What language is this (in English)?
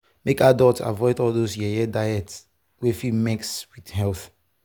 Nigerian Pidgin